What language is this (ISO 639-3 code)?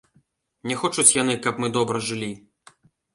bel